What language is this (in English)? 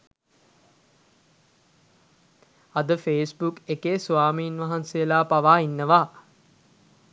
Sinhala